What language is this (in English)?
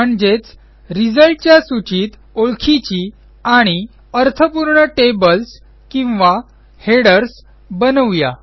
Marathi